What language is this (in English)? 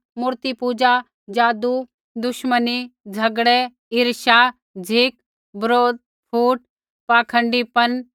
Kullu Pahari